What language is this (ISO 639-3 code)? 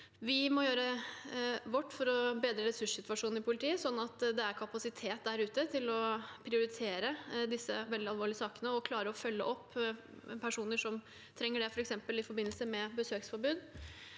nor